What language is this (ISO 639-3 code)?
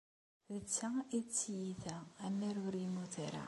kab